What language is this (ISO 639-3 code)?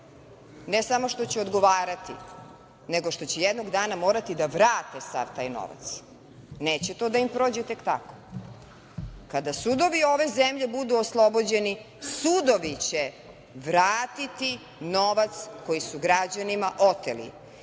srp